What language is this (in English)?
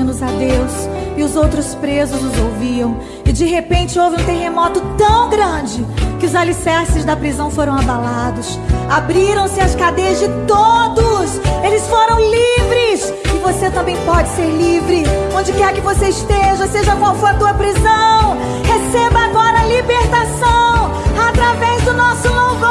Portuguese